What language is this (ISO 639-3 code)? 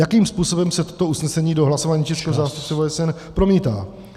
ces